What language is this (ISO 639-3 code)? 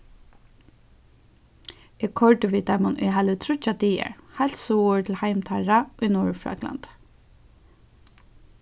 fao